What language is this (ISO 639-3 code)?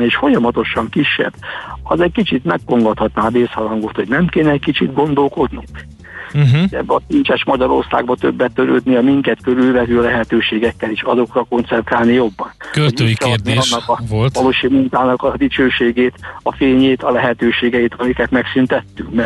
hun